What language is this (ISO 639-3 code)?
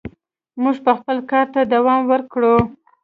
pus